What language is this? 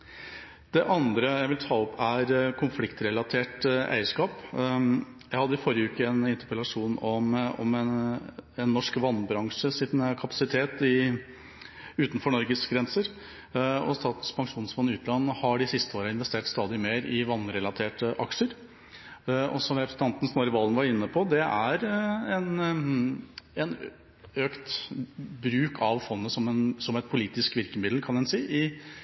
Norwegian Bokmål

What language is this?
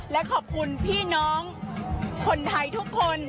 Thai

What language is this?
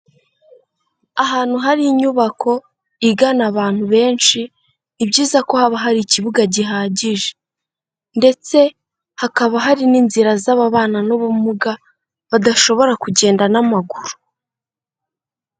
Kinyarwanda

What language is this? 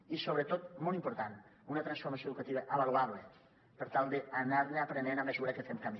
Catalan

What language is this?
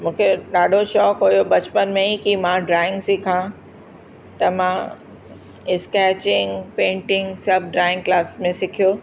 Sindhi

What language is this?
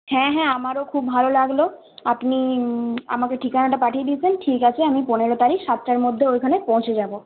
Bangla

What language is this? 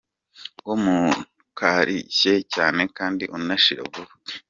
Kinyarwanda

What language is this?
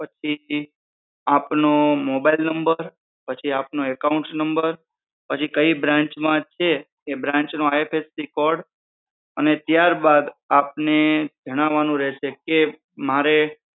Gujarati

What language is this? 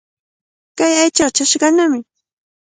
Cajatambo North Lima Quechua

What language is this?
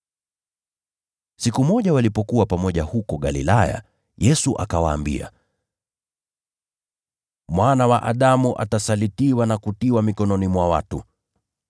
Swahili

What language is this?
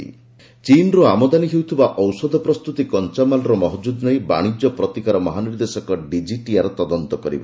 Odia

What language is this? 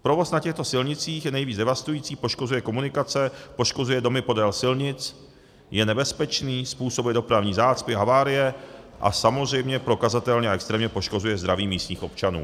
Czech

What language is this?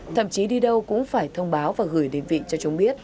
Vietnamese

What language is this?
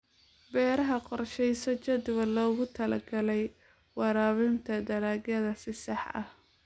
Somali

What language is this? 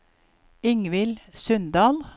Norwegian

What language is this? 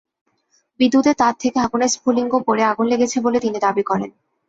Bangla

